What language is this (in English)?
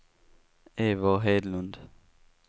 Swedish